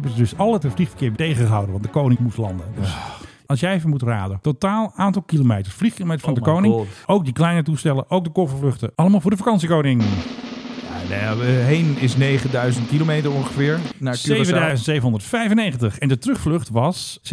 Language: Dutch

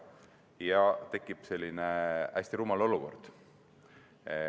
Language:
Estonian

